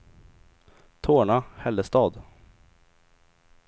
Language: Swedish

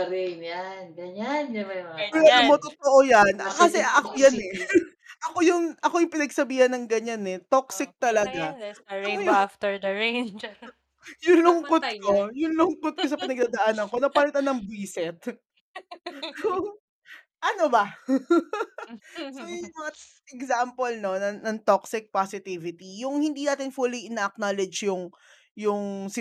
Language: Filipino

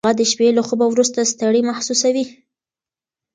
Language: Pashto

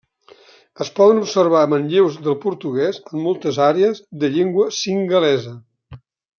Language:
Catalan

